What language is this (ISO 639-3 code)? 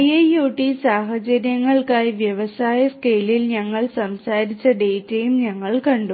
mal